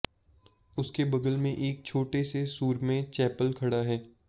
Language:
Hindi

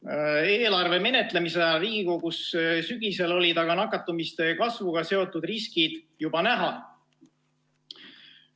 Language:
Estonian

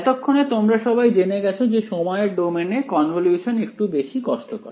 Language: Bangla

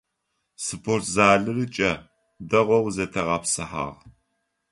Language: Adyghe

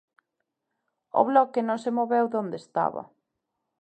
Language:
Galician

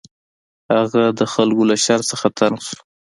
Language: Pashto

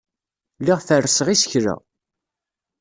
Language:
Kabyle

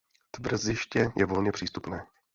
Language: Czech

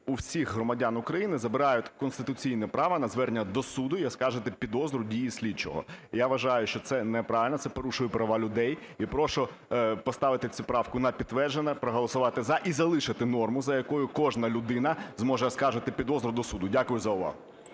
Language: Ukrainian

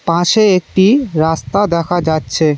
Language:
Bangla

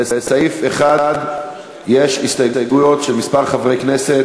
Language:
Hebrew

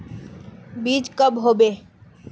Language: Magahi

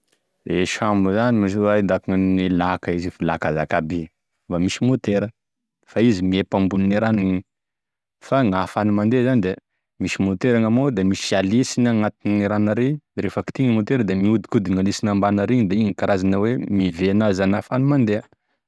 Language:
Tesaka Malagasy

